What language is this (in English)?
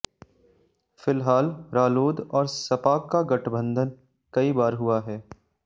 Hindi